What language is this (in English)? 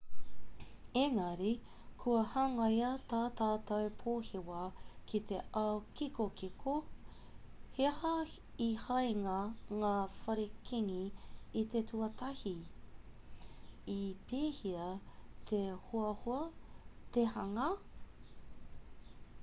Māori